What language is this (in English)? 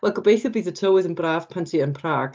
Welsh